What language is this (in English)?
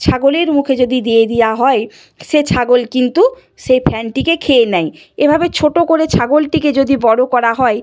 Bangla